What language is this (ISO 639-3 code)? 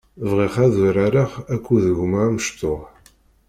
kab